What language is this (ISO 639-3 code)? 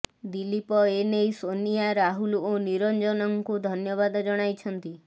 ori